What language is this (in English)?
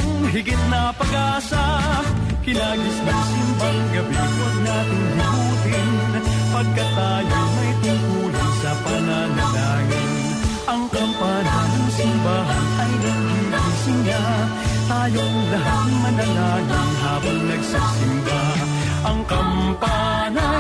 Filipino